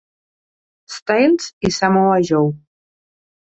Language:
Catalan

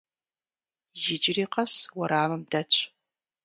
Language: Kabardian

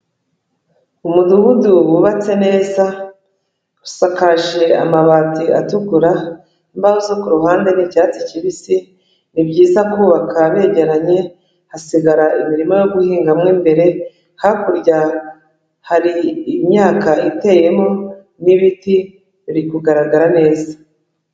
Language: Kinyarwanda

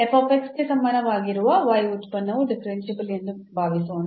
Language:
Kannada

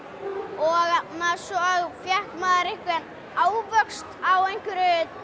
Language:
Icelandic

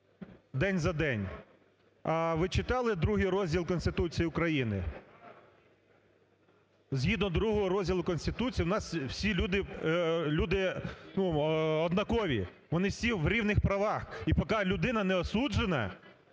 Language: Ukrainian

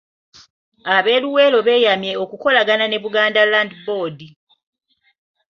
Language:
Ganda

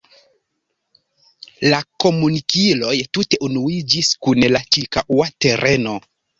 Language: Esperanto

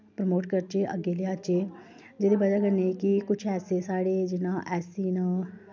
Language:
Dogri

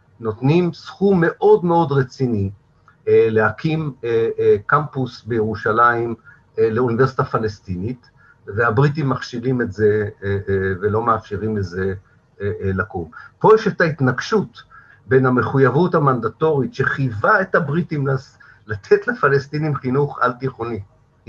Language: Hebrew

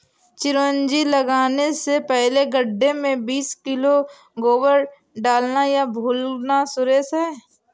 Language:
Hindi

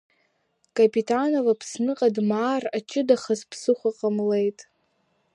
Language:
Abkhazian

